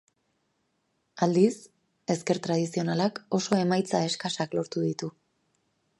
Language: Basque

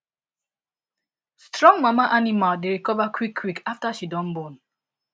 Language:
Nigerian Pidgin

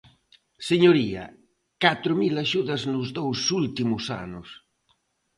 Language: Galician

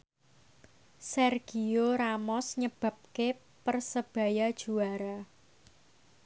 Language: Javanese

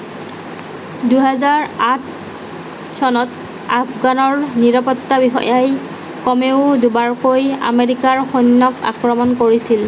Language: Assamese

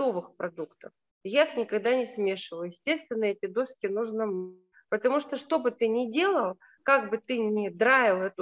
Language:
Russian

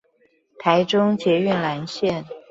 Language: Chinese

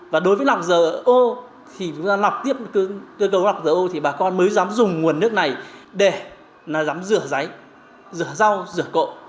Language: Vietnamese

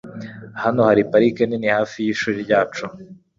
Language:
Kinyarwanda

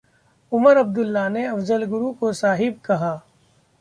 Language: Hindi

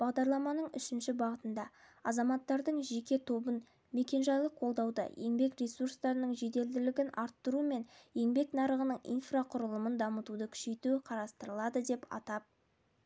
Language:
Kazakh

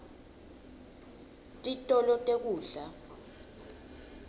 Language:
Swati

